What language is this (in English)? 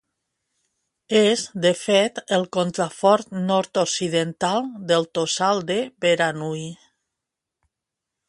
Catalan